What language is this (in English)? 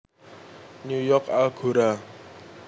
Javanese